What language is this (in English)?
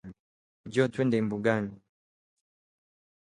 Swahili